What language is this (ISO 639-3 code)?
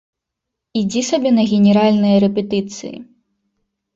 bel